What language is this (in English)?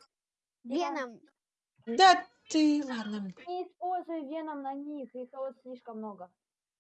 Russian